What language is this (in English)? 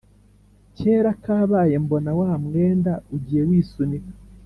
Kinyarwanda